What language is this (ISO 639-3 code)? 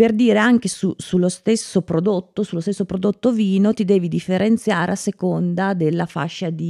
ita